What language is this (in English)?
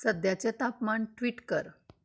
Konkani